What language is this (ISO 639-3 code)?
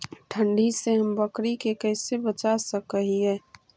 mag